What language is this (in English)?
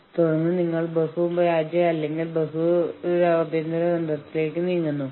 Malayalam